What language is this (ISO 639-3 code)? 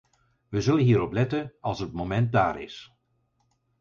nld